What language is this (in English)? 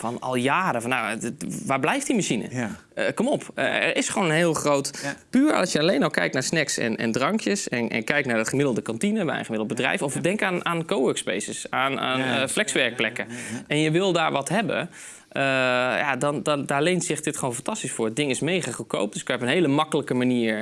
Dutch